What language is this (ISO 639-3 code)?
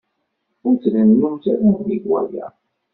kab